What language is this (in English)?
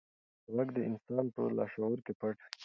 Pashto